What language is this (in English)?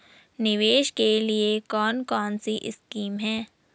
Hindi